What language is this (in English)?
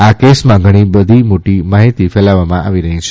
Gujarati